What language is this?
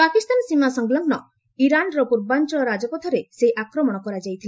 Odia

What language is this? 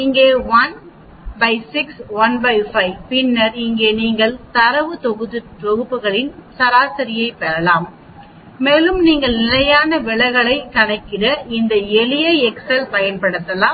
Tamil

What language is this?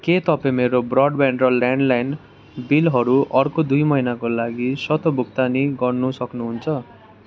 Nepali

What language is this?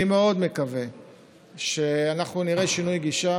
Hebrew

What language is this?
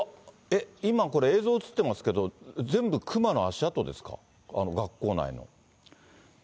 Japanese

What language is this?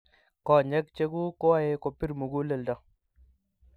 Kalenjin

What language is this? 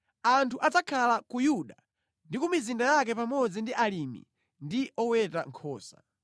Nyanja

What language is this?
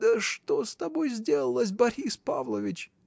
Russian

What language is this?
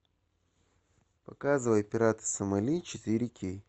Russian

